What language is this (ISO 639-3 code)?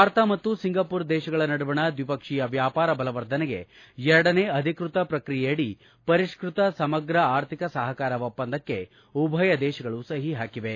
kan